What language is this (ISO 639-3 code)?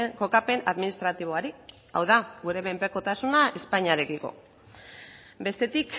eus